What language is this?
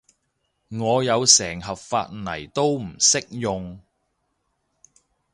Cantonese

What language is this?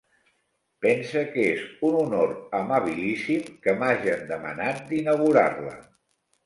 Catalan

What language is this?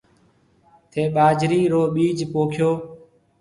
Marwari (Pakistan)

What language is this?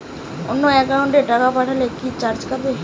Bangla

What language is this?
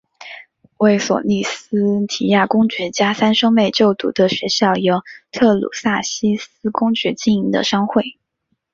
Chinese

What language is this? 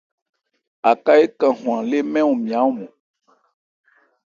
Ebrié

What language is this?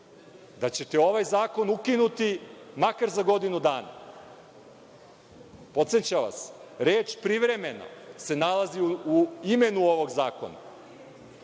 Serbian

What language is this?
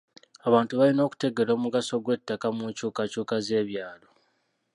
Ganda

